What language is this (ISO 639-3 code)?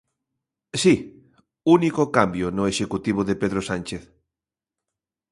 glg